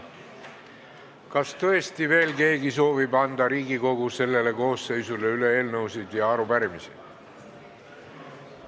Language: Estonian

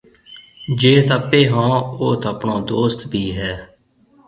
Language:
Marwari (Pakistan)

